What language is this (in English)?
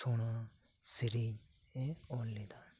Santali